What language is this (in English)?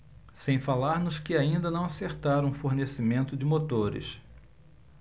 Portuguese